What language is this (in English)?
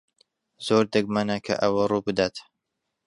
Central Kurdish